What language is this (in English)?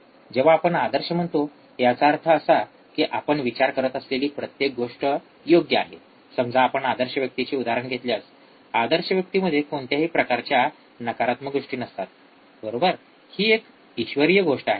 Marathi